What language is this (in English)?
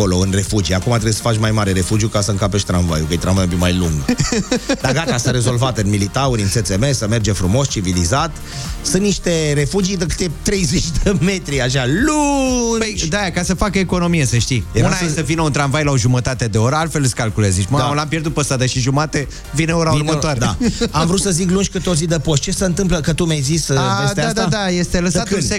Romanian